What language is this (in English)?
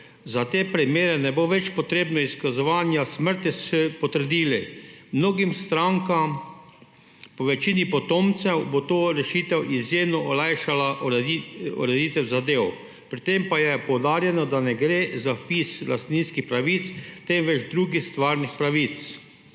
Slovenian